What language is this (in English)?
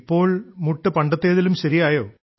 Malayalam